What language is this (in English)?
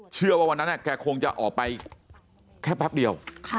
Thai